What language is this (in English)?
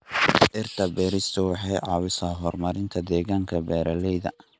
Somali